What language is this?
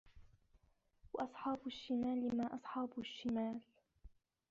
Arabic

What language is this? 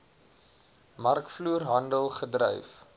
Afrikaans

